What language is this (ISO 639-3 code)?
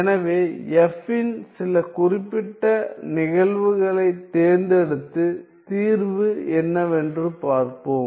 tam